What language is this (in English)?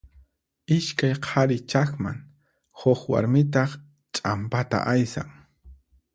Puno Quechua